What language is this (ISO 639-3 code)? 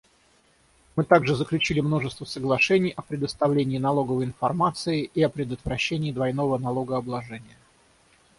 rus